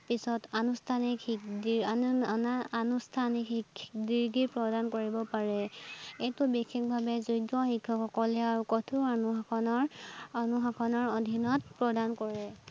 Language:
Assamese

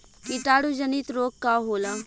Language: Bhojpuri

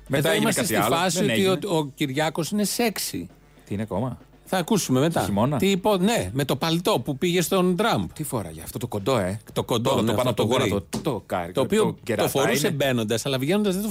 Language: Greek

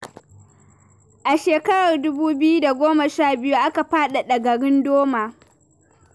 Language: Hausa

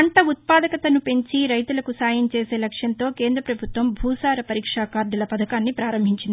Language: Telugu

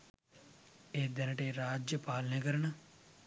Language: Sinhala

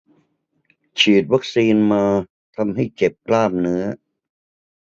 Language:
Thai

